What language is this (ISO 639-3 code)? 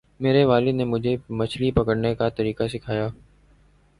urd